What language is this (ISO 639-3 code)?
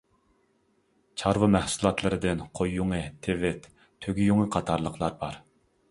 uig